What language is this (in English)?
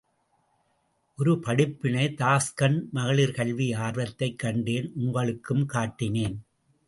Tamil